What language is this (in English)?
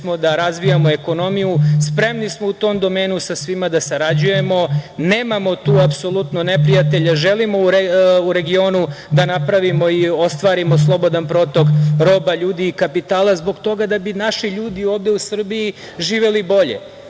Serbian